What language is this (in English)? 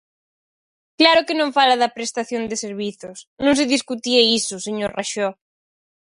Galician